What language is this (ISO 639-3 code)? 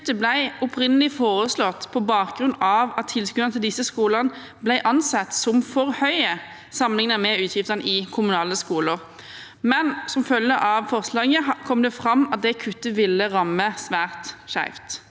nor